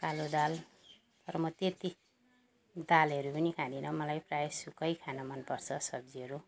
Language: Nepali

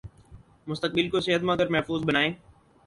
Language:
Urdu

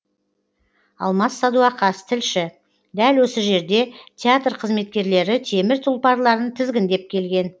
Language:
Kazakh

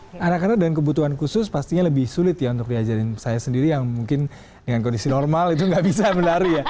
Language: Indonesian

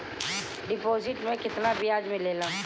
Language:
Bhojpuri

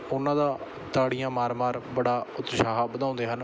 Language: Punjabi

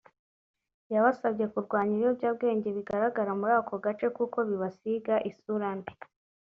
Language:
Kinyarwanda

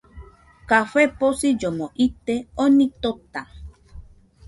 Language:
Nüpode Huitoto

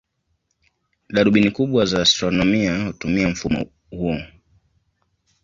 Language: Swahili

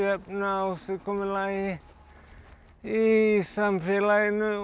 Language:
Icelandic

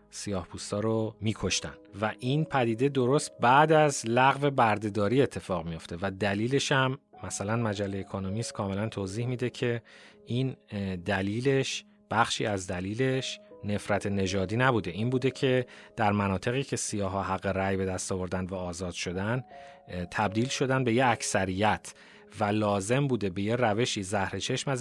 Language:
Persian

